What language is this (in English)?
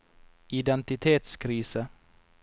Norwegian